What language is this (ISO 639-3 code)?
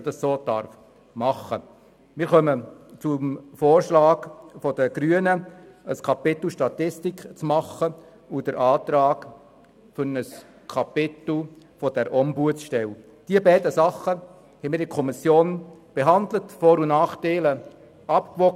gsw